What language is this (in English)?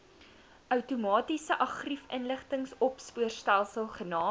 Afrikaans